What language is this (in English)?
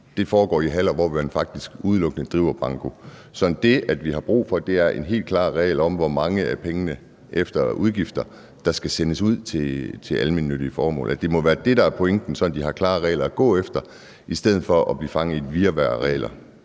Danish